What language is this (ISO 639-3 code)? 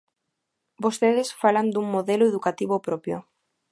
glg